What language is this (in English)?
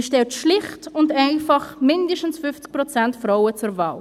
Swiss German